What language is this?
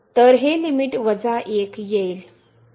Marathi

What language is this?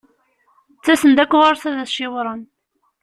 Kabyle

